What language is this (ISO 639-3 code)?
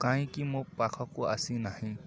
ori